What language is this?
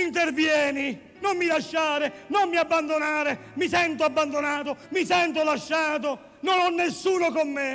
Italian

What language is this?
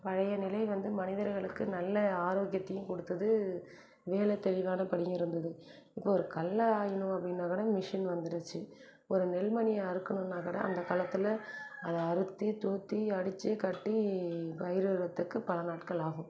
Tamil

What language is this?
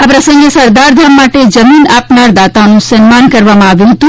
Gujarati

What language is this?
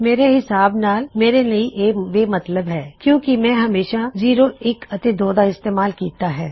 Punjabi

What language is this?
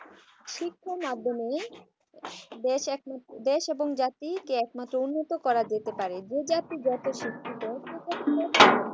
Bangla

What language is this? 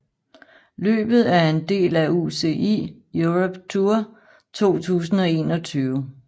Danish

